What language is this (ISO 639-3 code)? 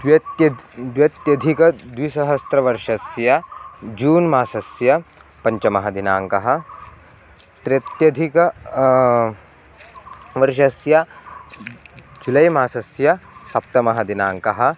san